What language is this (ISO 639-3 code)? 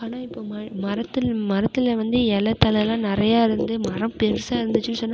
tam